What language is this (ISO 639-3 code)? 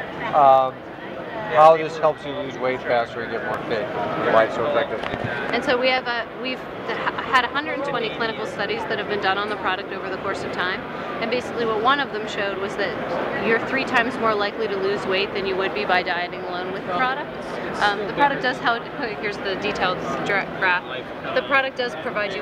eng